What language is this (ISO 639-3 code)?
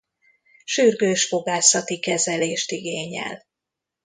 hun